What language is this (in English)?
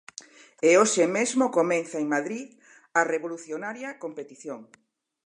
Galician